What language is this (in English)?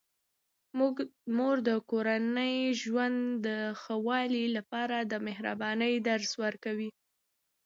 Pashto